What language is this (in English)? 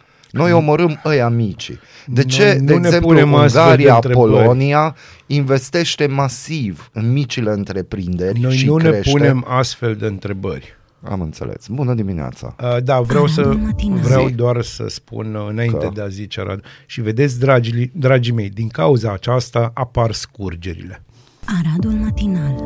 Romanian